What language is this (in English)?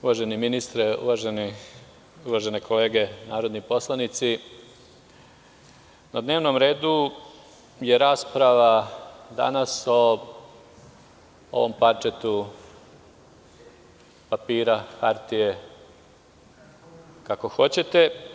Serbian